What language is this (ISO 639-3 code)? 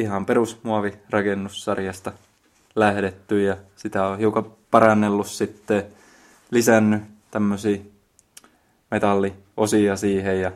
fin